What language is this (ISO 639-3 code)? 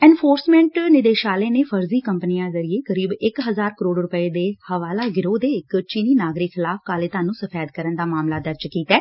pan